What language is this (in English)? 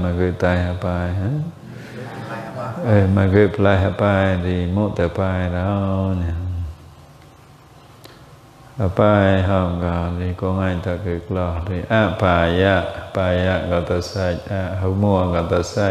Indonesian